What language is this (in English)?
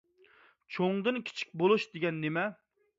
Uyghur